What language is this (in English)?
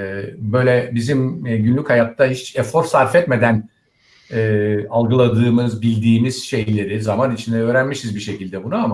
Turkish